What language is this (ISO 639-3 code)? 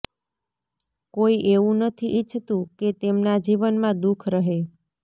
guj